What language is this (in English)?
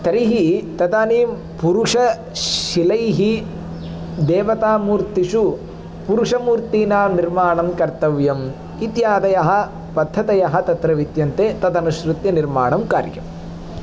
Sanskrit